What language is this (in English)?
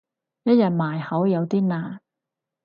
Cantonese